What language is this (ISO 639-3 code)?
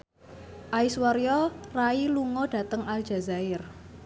jav